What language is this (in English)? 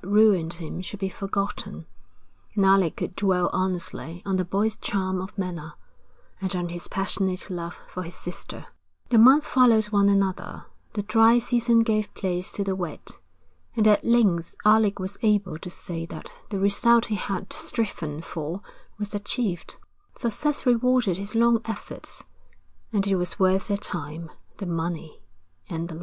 English